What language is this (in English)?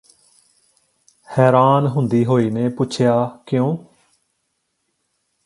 Punjabi